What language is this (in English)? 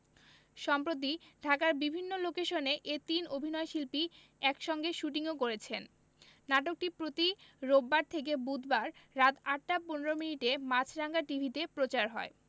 Bangla